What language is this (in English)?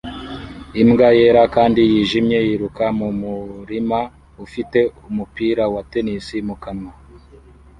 Kinyarwanda